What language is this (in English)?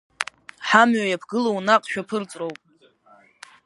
Abkhazian